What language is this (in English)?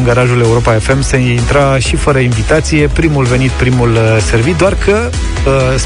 Romanian